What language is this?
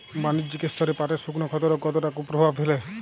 Bangla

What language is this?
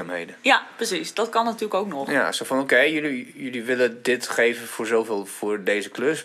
Dutch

